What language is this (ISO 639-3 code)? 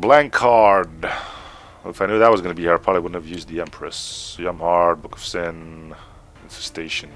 eng